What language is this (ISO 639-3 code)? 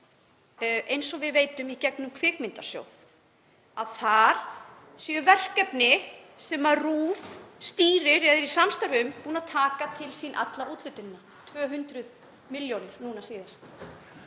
isl